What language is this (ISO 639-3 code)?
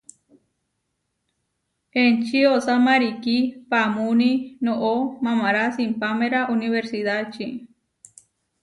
var